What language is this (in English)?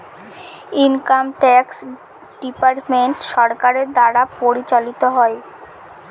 Bangla